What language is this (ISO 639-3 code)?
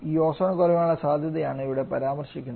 mal